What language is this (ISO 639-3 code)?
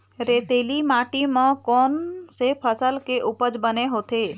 hne